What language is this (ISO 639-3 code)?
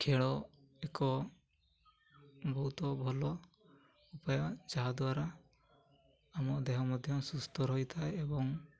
ori